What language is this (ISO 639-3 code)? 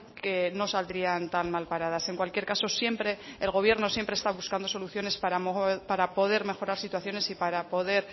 spa